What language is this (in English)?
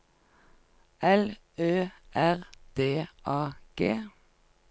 Norwegian